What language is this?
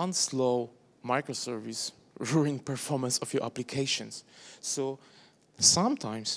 English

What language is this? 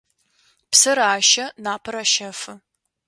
Adyghe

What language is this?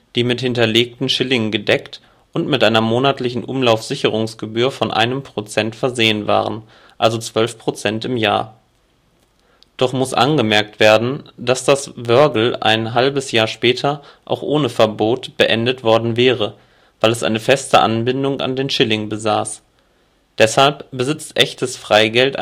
German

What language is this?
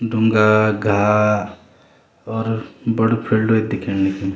Garhwali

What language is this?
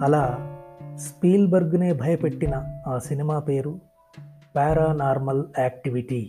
Telugu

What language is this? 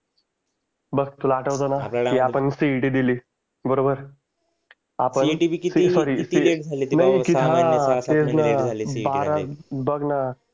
Marathi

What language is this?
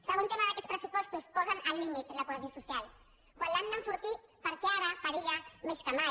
Catalan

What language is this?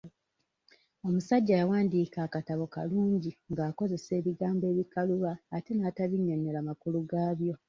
Ganda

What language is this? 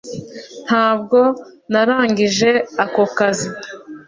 Kinyarwanda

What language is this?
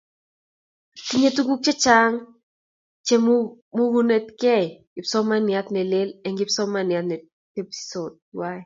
Kalenjin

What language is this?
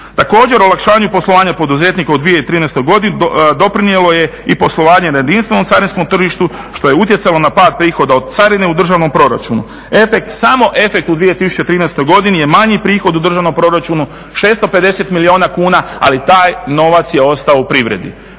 Croatian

